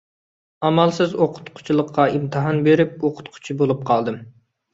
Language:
Uyghur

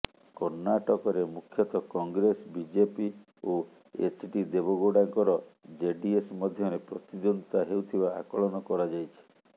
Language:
Odia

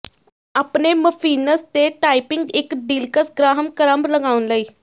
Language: Punjabi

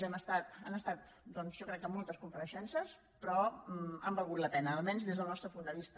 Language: Catalan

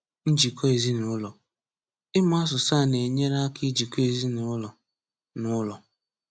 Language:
Igbo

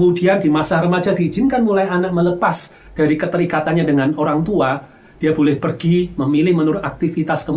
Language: Indonesian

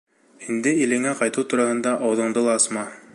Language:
Bashkir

